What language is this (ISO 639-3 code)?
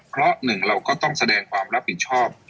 tha